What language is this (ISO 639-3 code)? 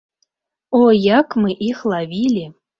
bel